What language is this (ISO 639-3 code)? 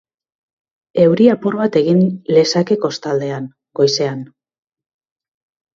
eus